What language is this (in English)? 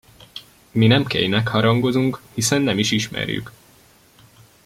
Hungarian